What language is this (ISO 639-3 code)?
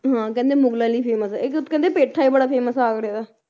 pan